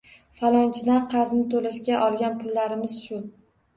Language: Uzbek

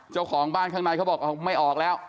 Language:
Thai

